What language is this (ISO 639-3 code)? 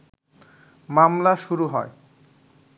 ben